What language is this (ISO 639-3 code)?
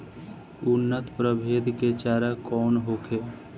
bho